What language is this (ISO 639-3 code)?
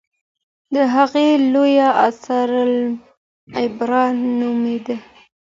pus